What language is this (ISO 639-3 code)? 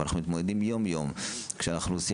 heb